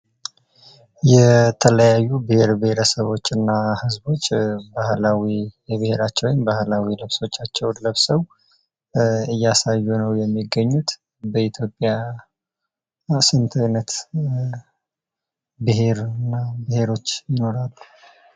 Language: Amharic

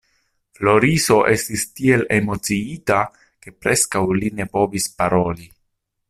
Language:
Esperanto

